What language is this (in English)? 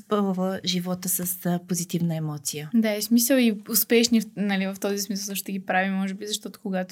Bulgarian